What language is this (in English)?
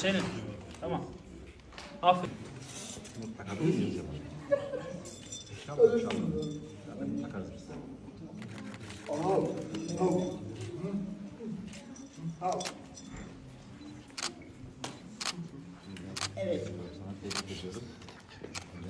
Turkish